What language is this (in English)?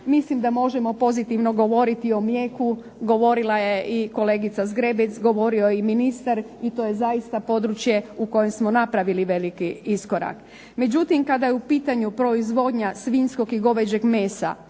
Croatian